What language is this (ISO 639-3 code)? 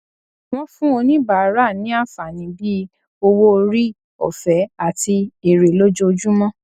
yor